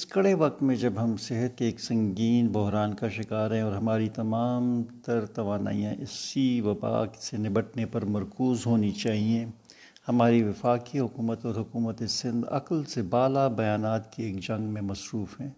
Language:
Urdu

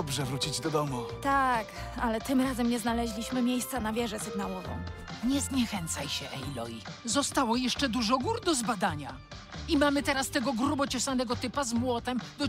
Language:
Polish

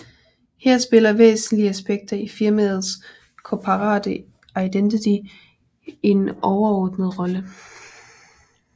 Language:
Danish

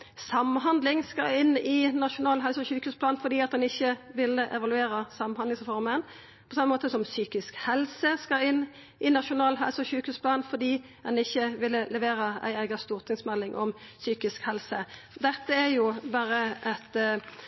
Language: Norwegian Nynorsk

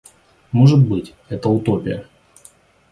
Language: Russian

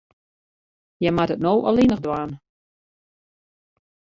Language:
Western Frisian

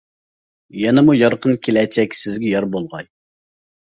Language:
Uyghur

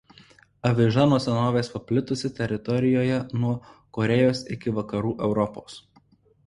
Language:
Lithuanian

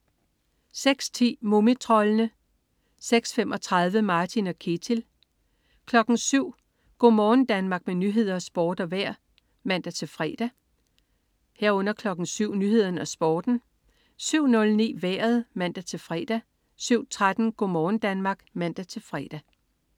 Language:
Danish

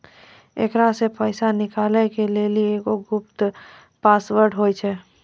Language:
Maithili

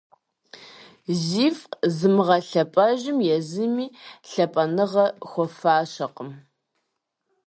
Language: Kabardian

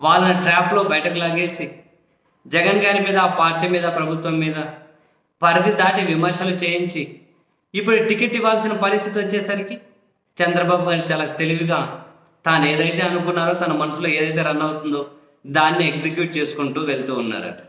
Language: Telugu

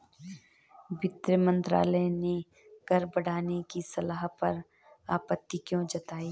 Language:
Hindi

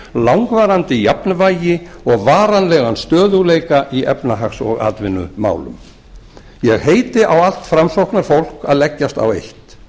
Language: Icelandic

